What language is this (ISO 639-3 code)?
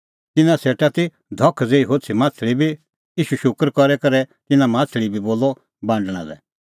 kfx